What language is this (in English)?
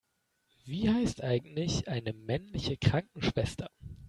German